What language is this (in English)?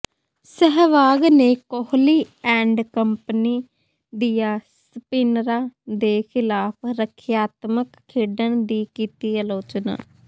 Punjabi